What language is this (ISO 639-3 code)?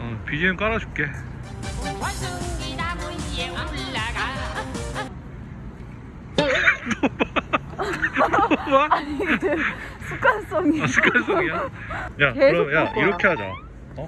kor